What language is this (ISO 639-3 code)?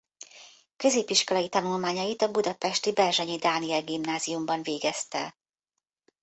hun